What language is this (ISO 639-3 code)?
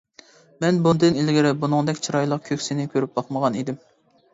uig